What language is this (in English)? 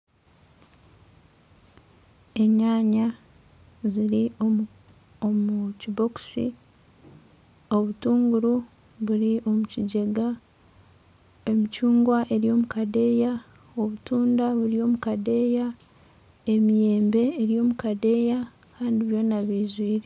Nyankole